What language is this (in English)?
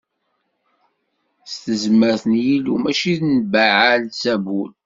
Kabyle